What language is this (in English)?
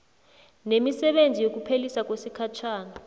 South Ndebele